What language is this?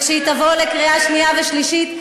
Hebrew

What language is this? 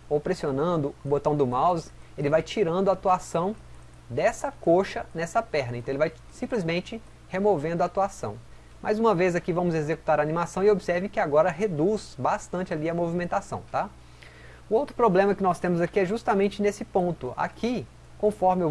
Portuguese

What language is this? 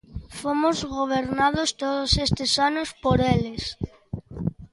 Galician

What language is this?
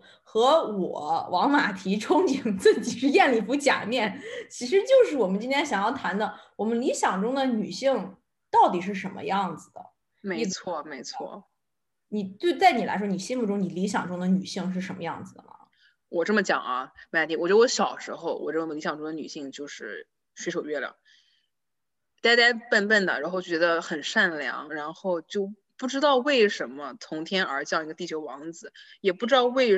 Chinese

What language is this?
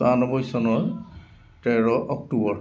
Assamese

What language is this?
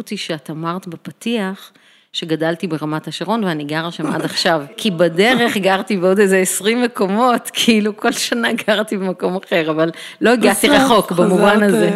Hebrew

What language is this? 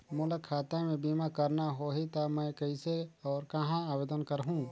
Chhattisgarhi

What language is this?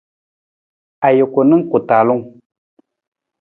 Nawdm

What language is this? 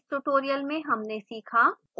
Hindi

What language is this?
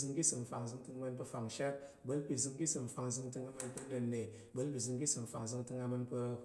Tarok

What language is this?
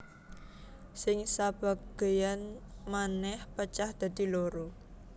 Javanese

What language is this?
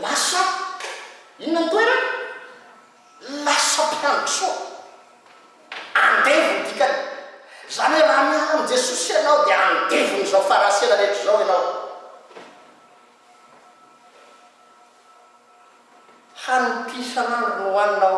Italian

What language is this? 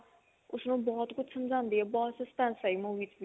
Punjabi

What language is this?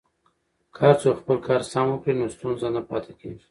Pashto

